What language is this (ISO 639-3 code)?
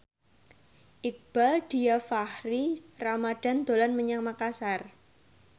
jav